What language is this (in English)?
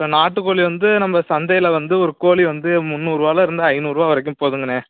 Tamil